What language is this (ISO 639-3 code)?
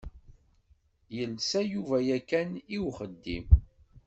kab